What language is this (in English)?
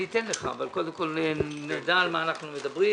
Hebrew